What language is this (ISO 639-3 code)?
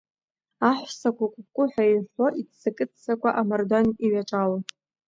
abk